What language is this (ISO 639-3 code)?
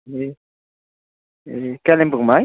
nep